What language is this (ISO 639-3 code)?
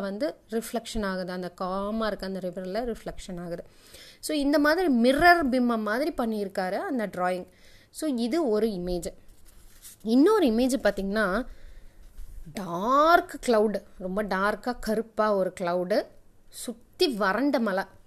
tam